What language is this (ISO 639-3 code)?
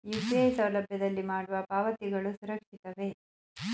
kan